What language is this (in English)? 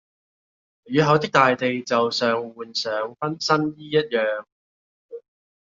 Cantonese